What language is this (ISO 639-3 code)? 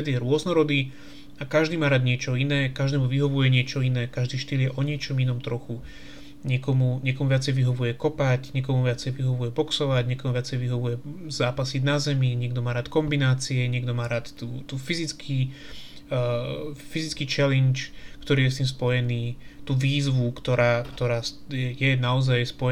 slk